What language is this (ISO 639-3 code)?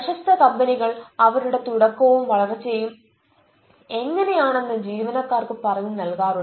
mal